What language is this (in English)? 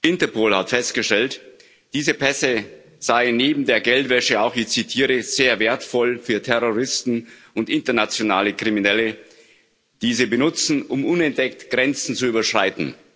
German